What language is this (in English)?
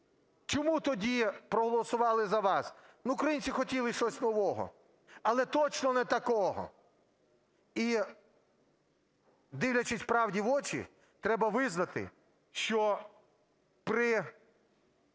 Ukrainian